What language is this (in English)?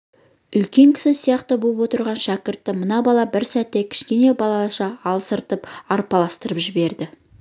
Kazakh